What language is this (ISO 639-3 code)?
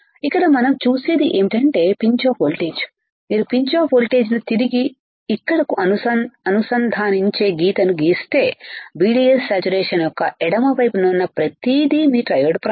tel